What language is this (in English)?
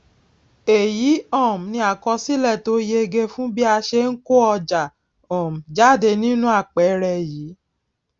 Yoruba